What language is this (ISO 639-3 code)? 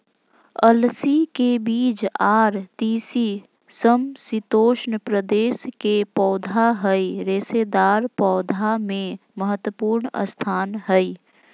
mag